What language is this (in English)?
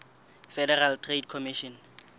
Southern Sotho